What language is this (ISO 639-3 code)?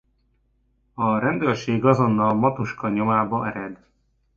hun